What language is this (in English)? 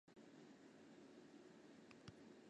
Chinese